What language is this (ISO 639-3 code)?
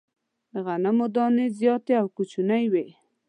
pus